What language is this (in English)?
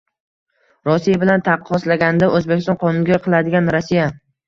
Uzbek